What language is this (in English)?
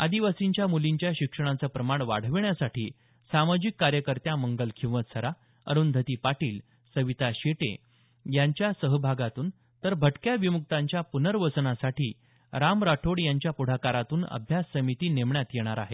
Marathi